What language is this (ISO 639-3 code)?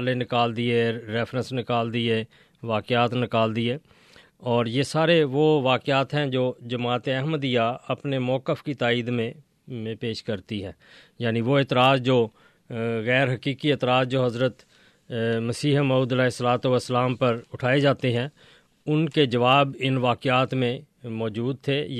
urd